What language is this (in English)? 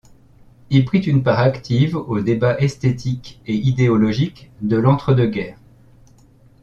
French